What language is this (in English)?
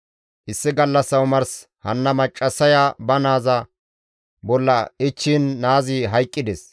Gamo